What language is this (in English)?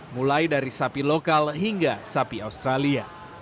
Indonesian